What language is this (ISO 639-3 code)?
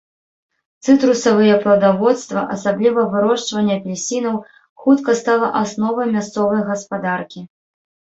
bel